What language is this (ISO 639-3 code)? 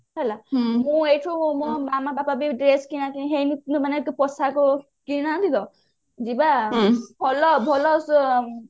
ori